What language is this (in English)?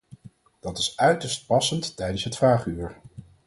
Dutch